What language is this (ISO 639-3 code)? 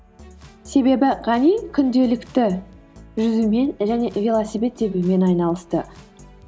kaz